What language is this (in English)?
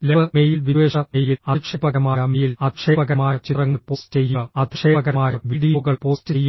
Malayalam